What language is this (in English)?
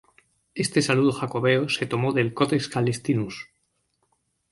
Spanish